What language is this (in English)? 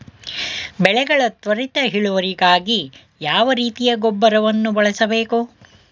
Kannada